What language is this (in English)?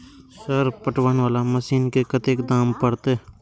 Maithili